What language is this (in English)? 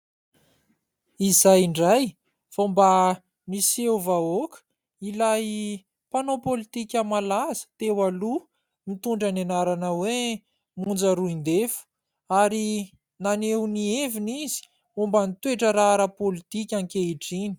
Malagasy